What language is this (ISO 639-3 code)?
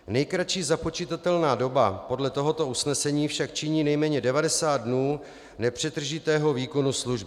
ces